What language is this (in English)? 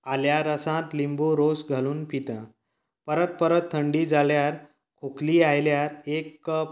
Konkani